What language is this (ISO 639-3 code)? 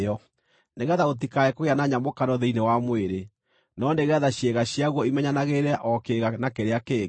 kik